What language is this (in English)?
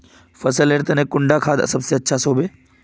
Magahi